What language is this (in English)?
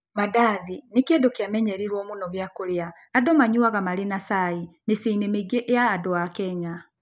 Kikuyu